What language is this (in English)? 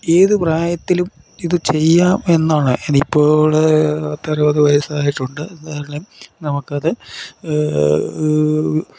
Malayalam